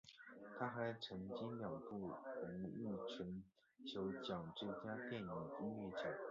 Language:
Chinese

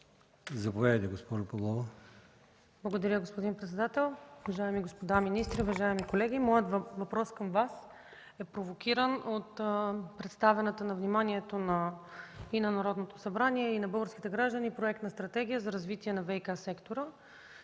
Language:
Bulgarian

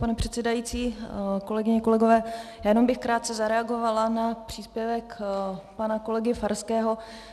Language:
Czech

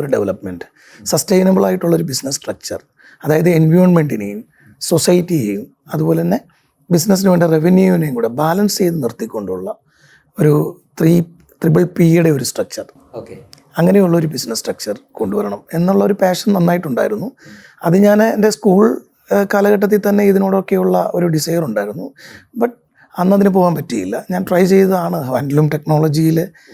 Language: Malayalam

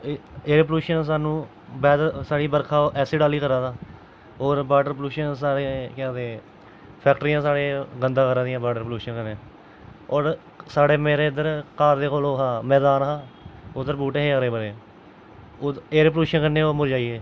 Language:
Dogri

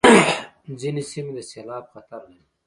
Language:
Pashto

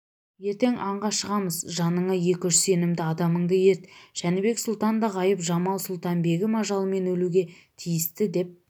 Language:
Kazakh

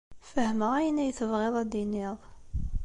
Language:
Kabyle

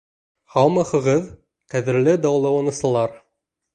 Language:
Bashkir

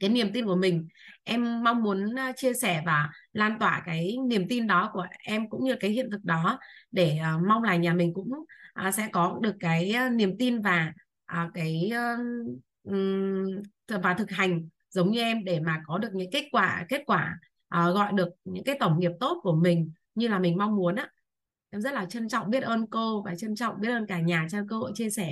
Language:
Vietnamese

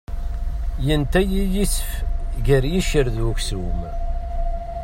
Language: Kabyle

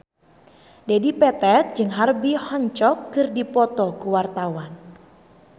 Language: Sundanese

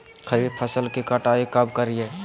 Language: Magahi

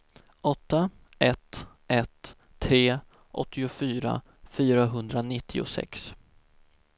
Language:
Swedish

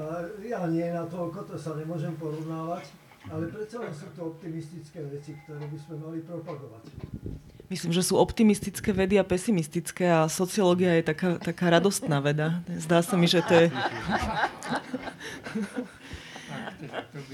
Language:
Slovak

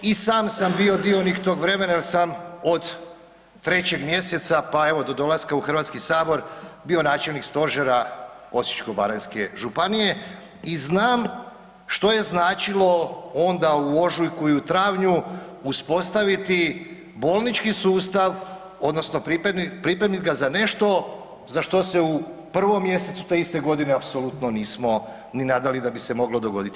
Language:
Croatian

